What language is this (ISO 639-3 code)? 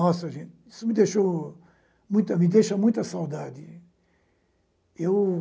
por